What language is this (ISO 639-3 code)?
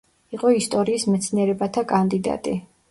kat